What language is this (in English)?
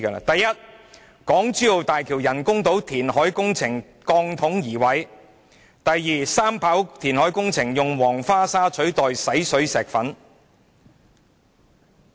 Cantonese